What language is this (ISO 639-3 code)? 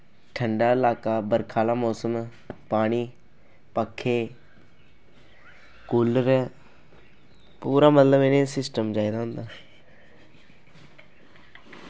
doi